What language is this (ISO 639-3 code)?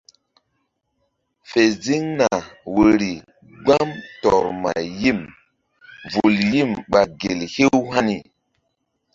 mdd